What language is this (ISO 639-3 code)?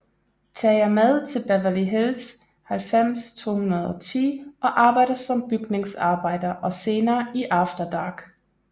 dan